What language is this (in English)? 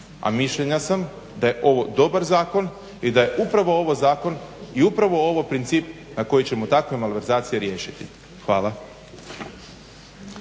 Croatian